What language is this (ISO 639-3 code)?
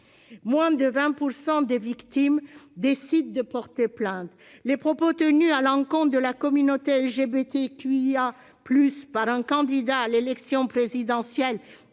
fra